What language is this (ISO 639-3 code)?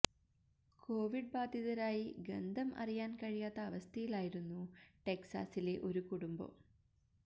mal